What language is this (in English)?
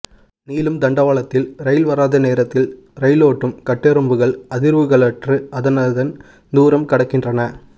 Tamil